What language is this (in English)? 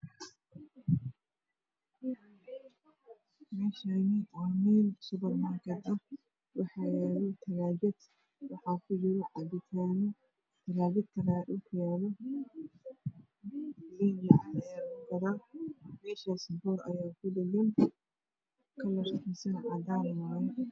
Somali